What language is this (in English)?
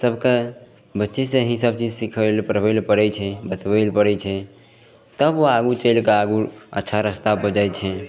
Maithili